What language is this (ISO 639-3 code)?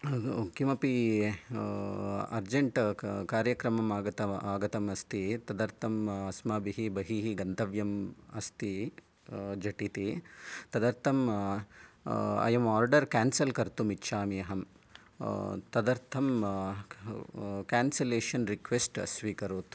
san